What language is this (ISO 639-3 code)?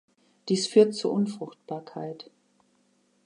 deu